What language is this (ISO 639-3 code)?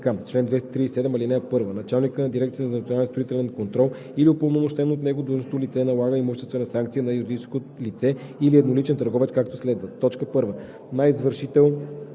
bul